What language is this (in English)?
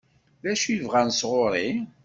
Kabyle